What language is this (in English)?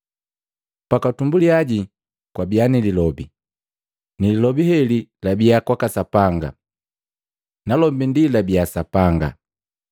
Matengo